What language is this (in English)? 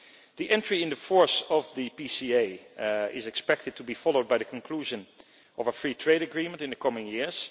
English